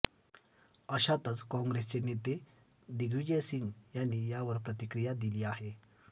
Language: Marathi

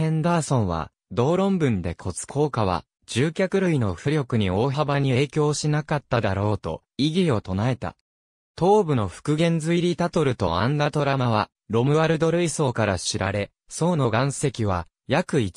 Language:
Japanese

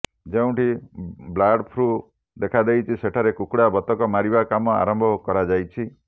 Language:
Odia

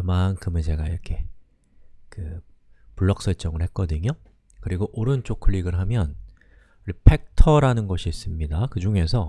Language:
Korean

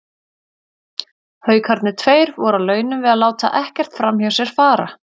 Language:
Icelandic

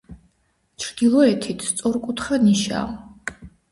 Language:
Georgian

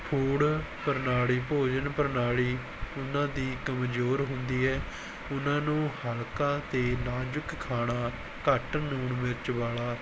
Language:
Punjabi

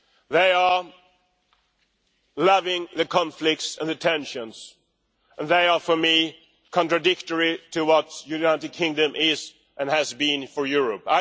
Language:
English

